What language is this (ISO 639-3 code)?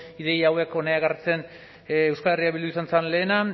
eus